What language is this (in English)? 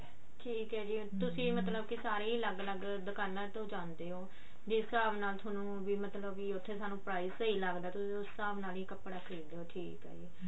Punjabi